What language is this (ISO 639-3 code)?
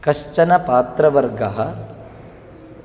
san